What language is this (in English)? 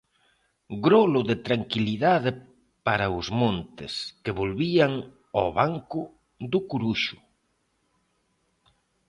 Galician